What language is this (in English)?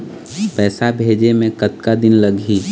Chhattisgarhi